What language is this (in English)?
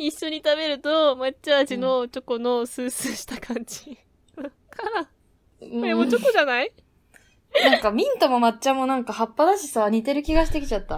Japanese